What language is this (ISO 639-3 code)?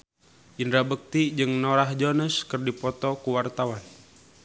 sun